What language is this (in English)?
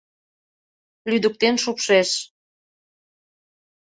Mari